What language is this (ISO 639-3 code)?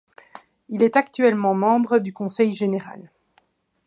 fra